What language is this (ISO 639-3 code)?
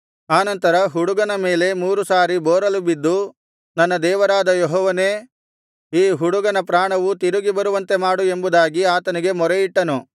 kan